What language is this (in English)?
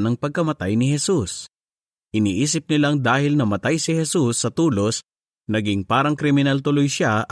Filipino